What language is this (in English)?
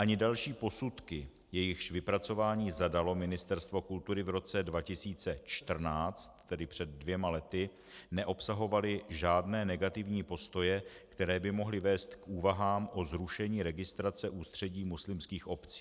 Czech